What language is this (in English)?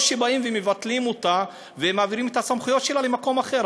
Hebrew